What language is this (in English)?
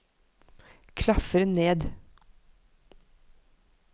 Norwegian